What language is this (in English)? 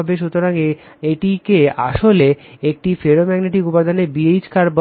Bangla